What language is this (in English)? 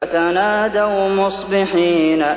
Arabic